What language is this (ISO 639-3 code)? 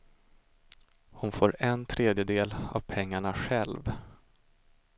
swe